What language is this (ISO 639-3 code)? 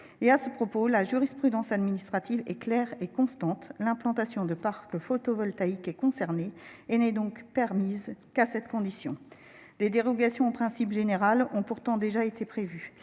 fra